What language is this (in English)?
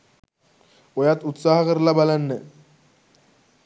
Sinhala